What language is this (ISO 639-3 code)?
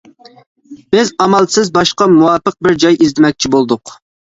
uig